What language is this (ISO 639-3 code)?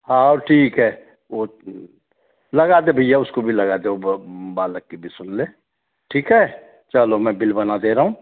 hin